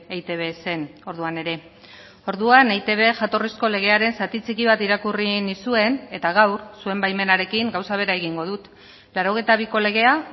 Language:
Basque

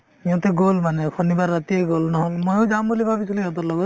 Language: Assamese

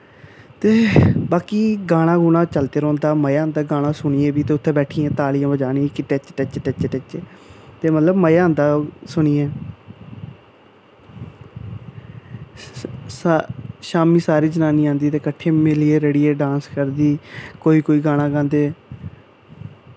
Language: Dogri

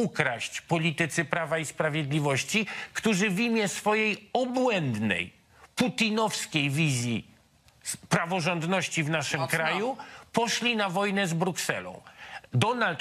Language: Polish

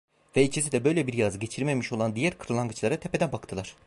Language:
Turkish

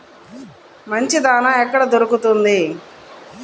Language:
Telugu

